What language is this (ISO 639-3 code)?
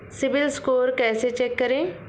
hin